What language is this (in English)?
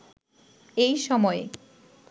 Bangla